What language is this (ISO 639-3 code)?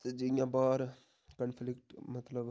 doi